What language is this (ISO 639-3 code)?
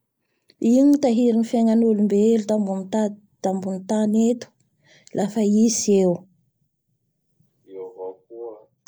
bhr